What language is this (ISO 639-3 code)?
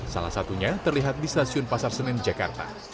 ind